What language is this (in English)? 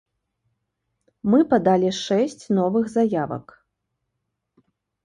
Belarusian